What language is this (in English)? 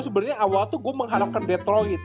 Indonesian